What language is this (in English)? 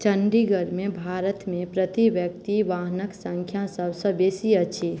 Maithili